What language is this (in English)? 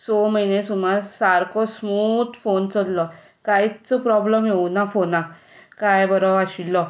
Konkani